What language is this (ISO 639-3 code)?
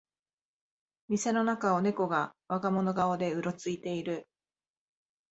jpn